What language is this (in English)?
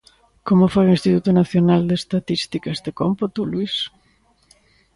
Galician